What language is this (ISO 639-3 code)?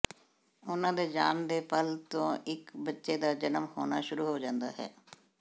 pan